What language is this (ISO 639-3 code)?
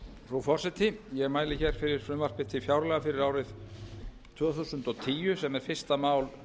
isl